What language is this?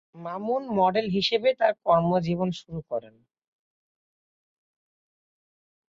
Bangla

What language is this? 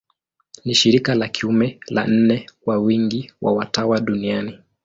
Swahili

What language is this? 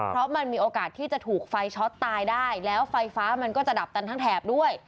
Thai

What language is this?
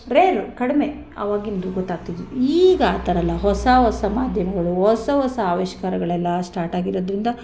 Kannada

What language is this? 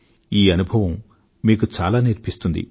Telugu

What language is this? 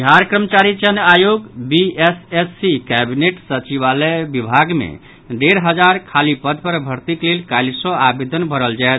Maithili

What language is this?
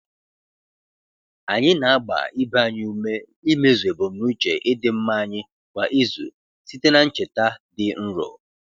Igbo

